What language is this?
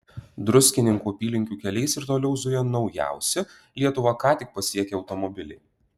Lithuanian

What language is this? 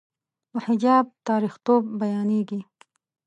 Pashto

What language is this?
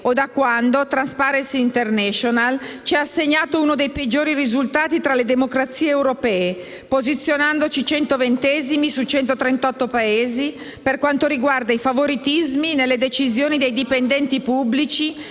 Italian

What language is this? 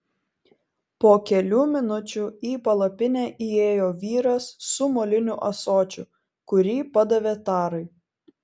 Lithuanian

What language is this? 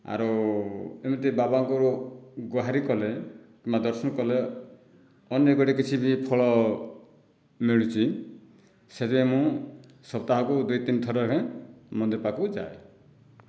Odia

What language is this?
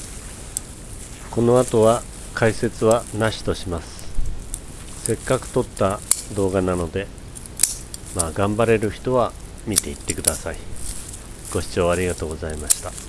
Japanese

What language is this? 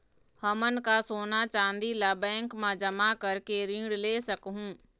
Chhattisgarhi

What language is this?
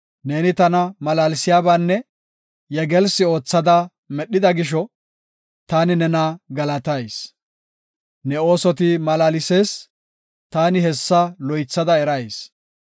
Gofa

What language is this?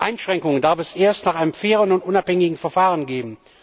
German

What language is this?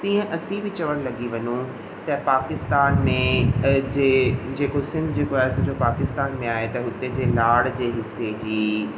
Sindhi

